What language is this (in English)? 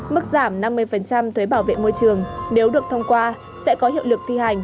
Vietnamese